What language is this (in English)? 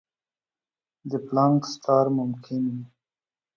Pashto